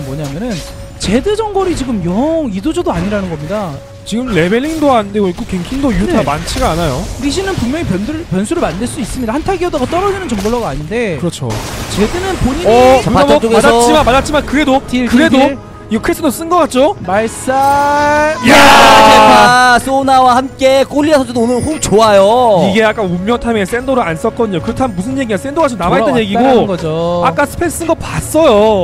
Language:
Korean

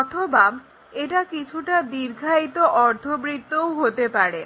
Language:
Bangla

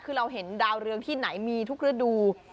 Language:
Thai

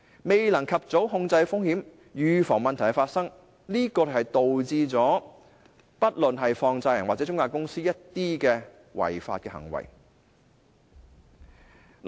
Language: Cantonese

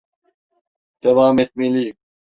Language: Turkish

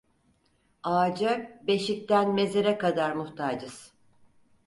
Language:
Turkish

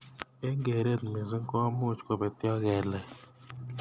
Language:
Kalenjin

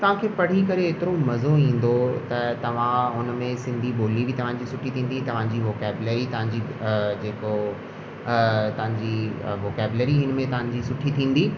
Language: Sindhi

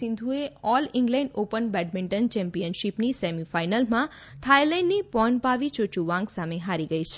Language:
Gujarati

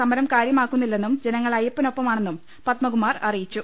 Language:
Malayalam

